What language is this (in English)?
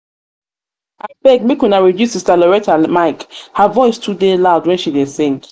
Nigerian Pidgin